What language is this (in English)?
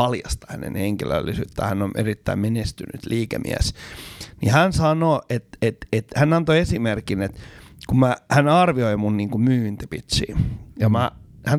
Finnish